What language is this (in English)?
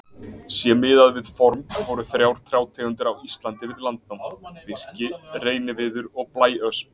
Icelandic